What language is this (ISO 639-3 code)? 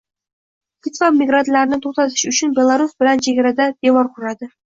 uzb